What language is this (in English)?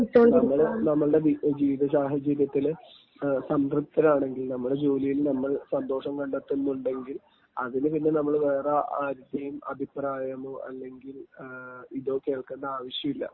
Malayalam